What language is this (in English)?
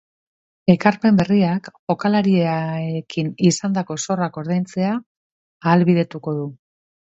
Basque